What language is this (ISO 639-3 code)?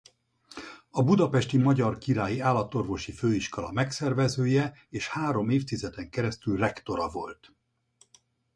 hun